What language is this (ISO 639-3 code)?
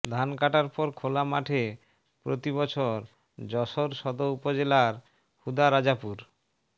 ben